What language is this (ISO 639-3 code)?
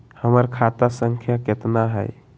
mag